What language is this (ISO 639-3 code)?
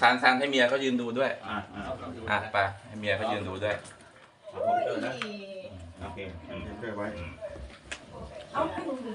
tha